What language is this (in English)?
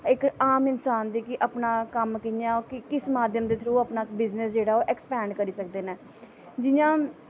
Dogri